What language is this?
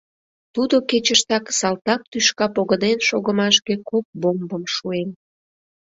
Mari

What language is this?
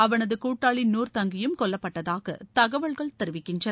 Tamil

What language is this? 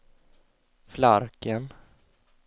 Swedish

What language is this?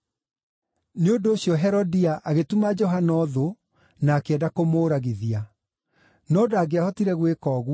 Kikuyu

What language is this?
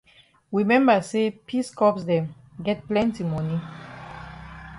Cameroon Pidgin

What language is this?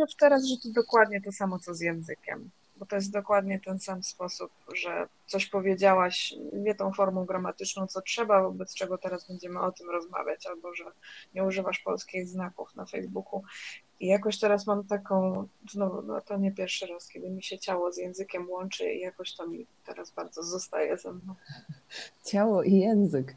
Polish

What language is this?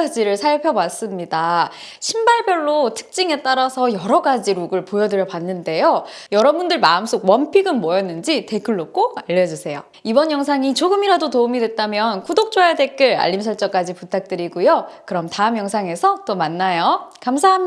Korean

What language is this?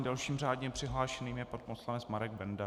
Czech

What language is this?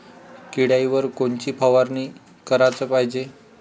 Marathi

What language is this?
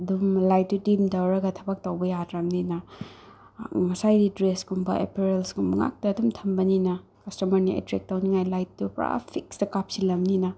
Manipuri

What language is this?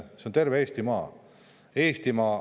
Estonian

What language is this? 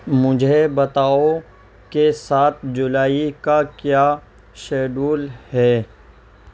Urdu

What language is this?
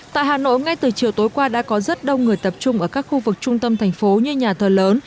Vietnamese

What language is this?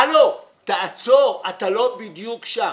Hebrew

